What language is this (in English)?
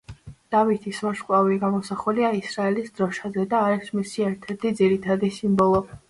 Georgian